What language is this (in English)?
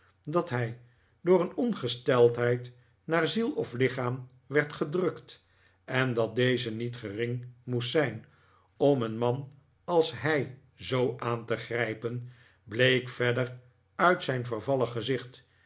Dutch